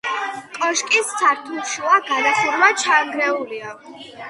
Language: Georgian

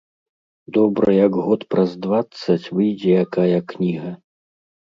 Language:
Belarusian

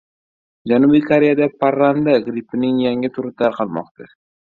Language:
Uzbek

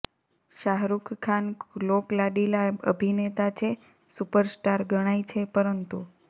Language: Gujarati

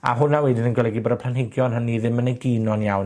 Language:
Welsh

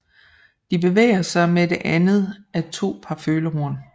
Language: Danish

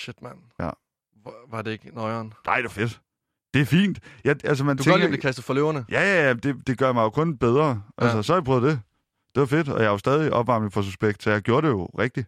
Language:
Danish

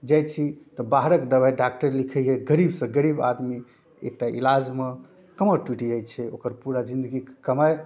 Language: Maithili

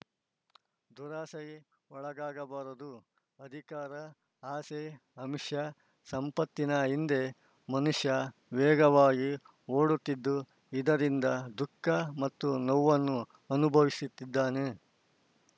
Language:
Kannada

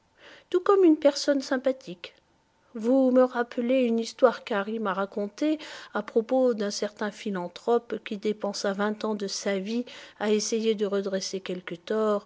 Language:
French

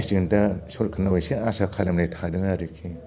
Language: Bodo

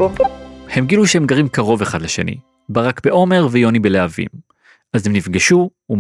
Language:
Hebrew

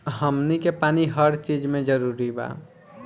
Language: Bhojpuri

